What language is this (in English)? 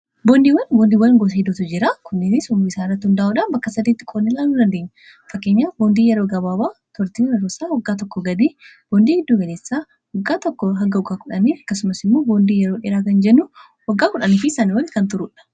Oromo